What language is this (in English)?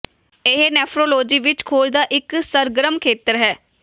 Punjabi